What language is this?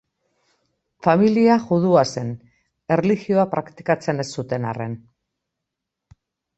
Basque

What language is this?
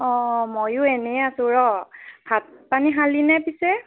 Assamese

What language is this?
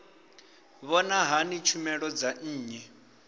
Venda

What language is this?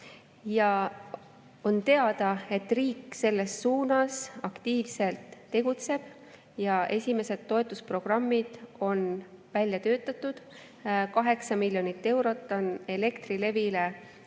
Estonian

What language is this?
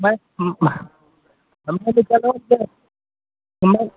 Maithili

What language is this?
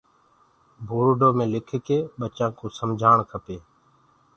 Gurgula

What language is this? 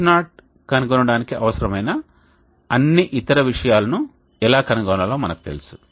Telugu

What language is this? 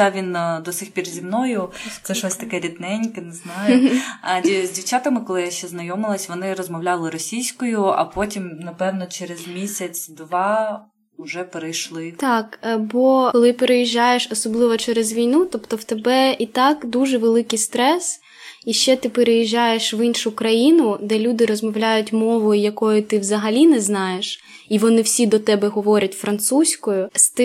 Ukrainian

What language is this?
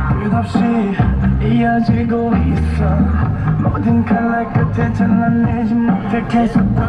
Korean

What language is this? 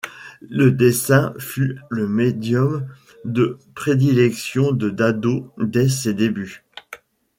French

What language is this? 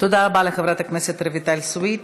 Hebrew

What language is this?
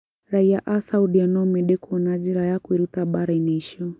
Kikuyu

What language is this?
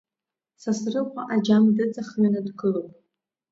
Abkhazian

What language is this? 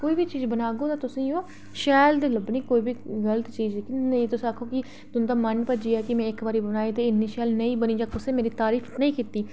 Dogri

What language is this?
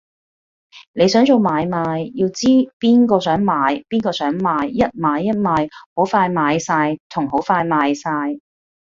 Cantonese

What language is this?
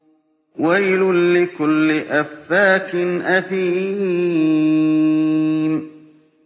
Arabic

